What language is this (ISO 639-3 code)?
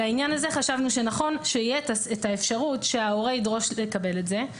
heb